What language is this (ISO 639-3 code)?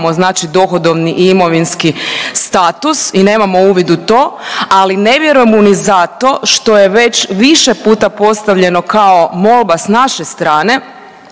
hrv